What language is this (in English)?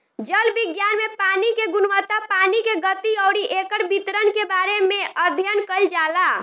Bhojpuri